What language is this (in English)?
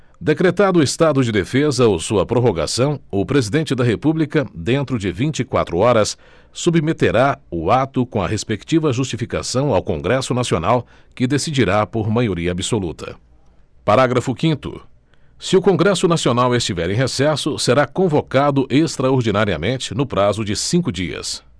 Portuguese